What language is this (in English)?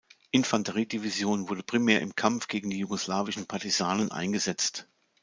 German